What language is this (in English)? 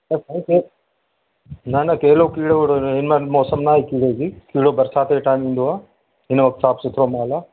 Sindhi